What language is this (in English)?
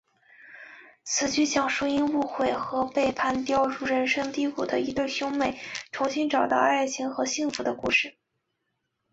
Chinese